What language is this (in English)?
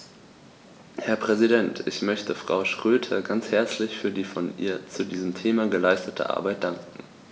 German